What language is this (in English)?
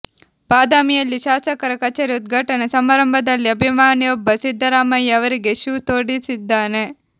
Kannada